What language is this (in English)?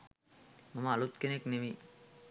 Sinhala